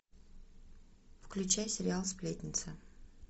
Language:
Russian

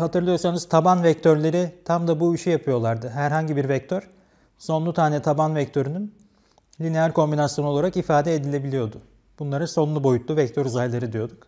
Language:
Turkish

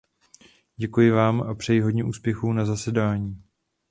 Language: Czech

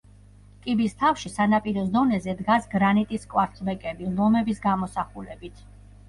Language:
Georgian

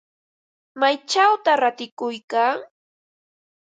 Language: Ambo-Pasco Quechua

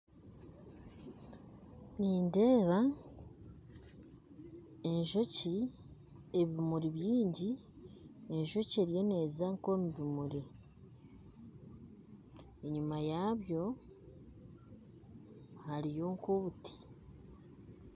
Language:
Nyankole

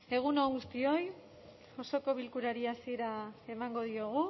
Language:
Basque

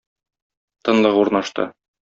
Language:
Tatar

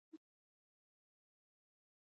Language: Pashto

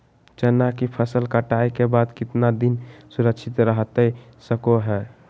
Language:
Magahi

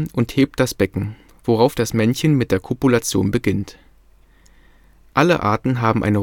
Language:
German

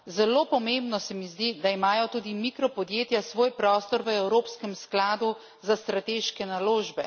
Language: Slovenian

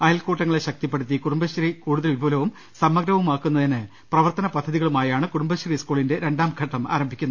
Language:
Malayalam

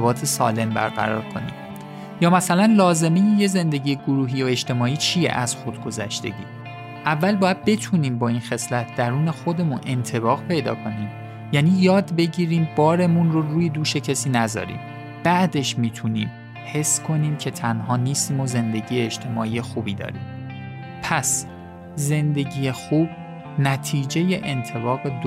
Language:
Persian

